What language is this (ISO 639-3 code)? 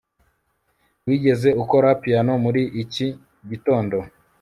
kin